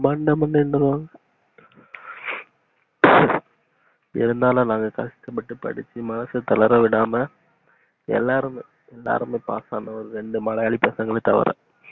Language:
Tamil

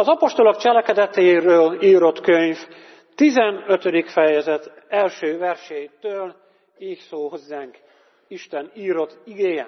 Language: Hungarian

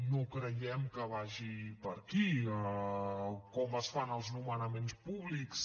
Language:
Catalan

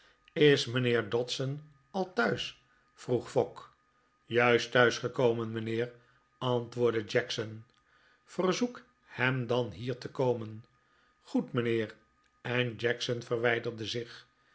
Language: Dutch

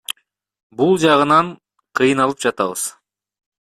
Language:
Kyrgyz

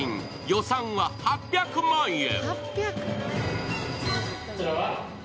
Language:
Japanese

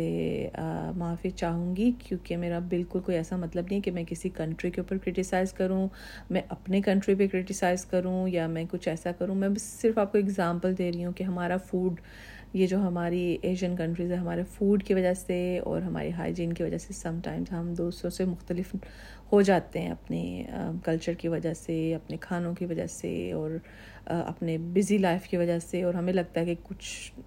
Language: Urdu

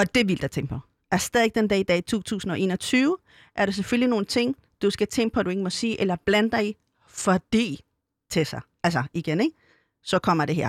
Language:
Danish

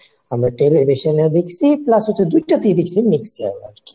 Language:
Bangla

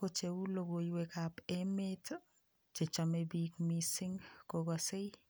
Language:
Kalenjin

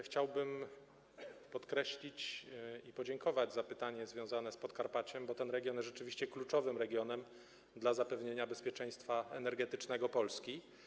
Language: Polish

